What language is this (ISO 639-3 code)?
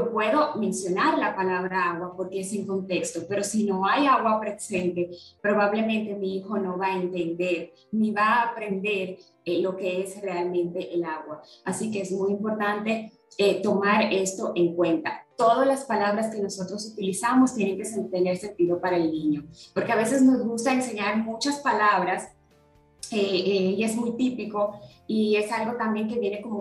spa